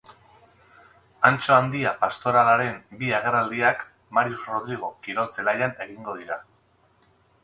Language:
Basque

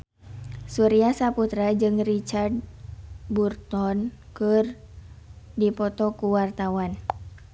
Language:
Sundanese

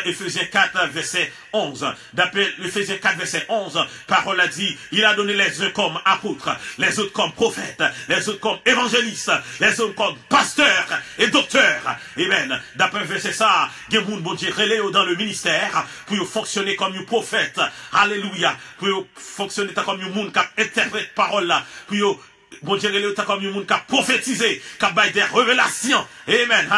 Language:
French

